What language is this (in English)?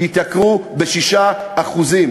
Hebrew